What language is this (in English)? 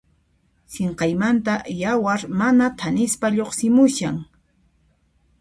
Puno Quechua